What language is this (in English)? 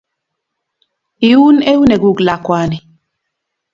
Kalenjin